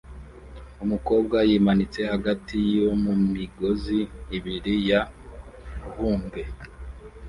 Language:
Kinyarwanda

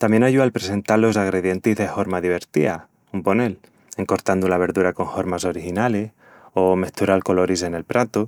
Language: Extremaduran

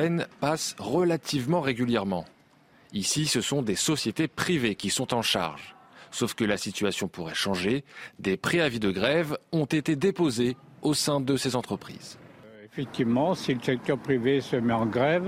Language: French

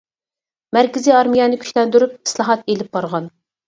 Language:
Uyghur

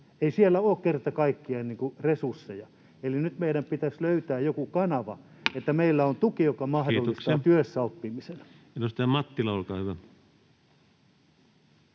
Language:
Finnish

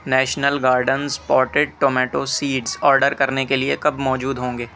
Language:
Urdu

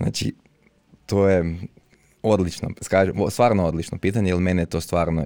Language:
Croatian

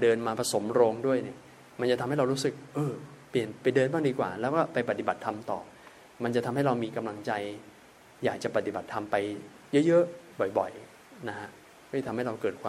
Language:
Thai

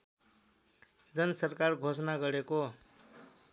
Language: Nepali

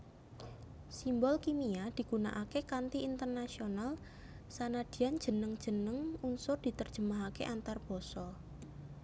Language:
Javanese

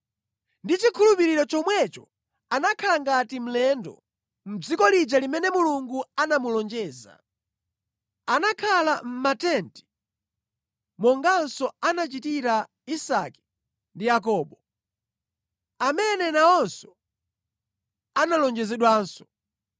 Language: Nyanja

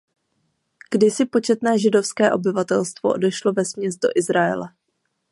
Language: Czech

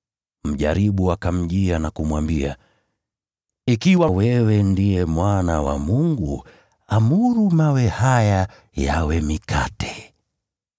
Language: Swahili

